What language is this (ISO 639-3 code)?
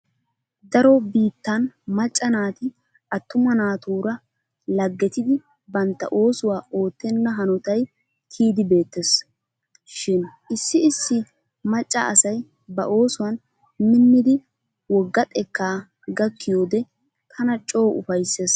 wal